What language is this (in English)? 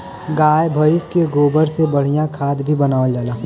Bhojpuri